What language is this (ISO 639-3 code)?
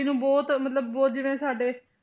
pan